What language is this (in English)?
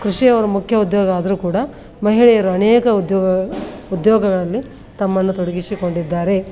Kannada